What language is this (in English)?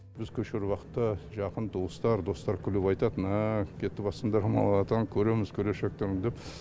Kazakh